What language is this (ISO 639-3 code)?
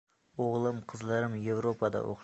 uzb